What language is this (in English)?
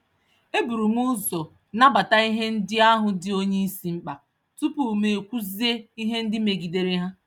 Igbo